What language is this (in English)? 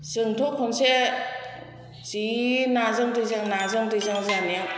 Bodo